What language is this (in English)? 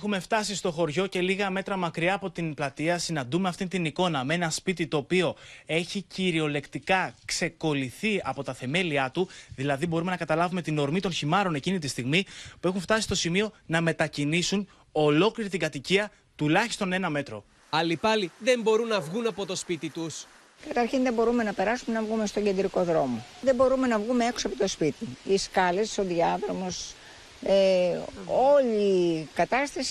Greek